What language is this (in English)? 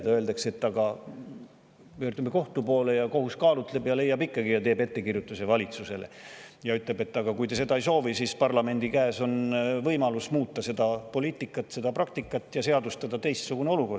Estonian